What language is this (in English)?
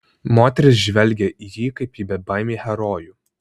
Lithuanian